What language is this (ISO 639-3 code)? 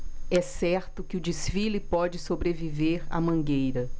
por